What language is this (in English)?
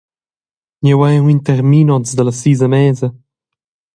Romansh